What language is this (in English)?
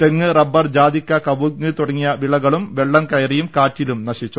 Malayalam